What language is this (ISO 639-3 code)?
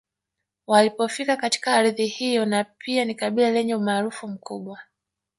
swa